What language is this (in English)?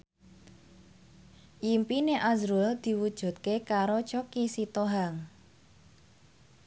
Javanese